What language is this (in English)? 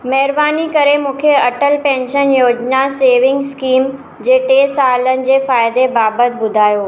Sindhi